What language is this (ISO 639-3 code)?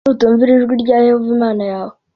kin